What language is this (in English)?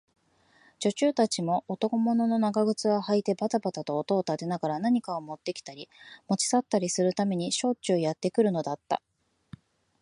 Japanese